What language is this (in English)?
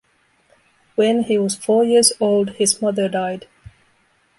English